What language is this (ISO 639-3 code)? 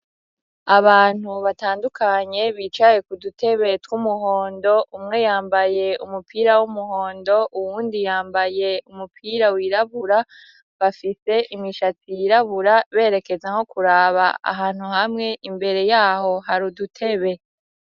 run